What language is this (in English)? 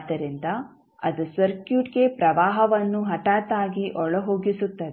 Kannada